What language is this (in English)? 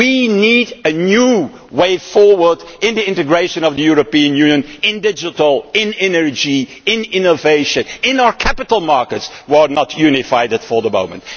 English